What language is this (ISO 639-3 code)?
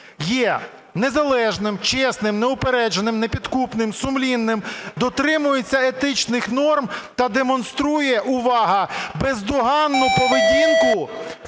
ukr